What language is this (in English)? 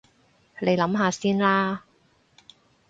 Cantonese